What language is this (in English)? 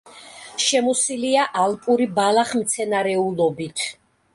Georgian